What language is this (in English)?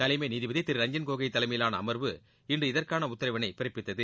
Tamil